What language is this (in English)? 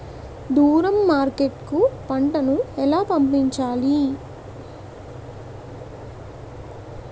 Telugu